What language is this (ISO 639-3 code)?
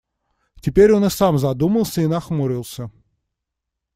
rus